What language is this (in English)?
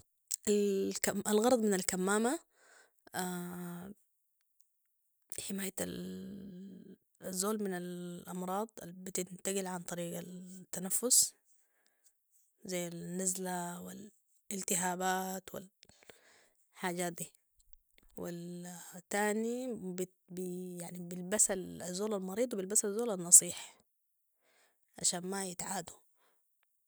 Sudanese Arabic